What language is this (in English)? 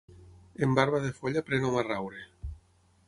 Catalan